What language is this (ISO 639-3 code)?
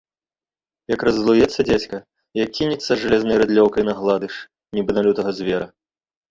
bel